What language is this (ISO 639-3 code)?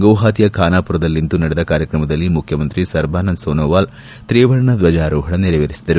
kan